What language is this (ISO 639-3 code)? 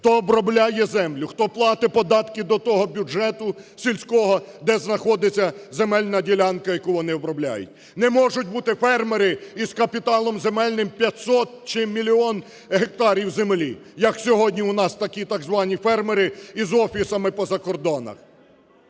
ukr